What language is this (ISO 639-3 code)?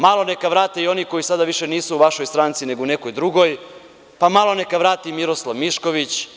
srp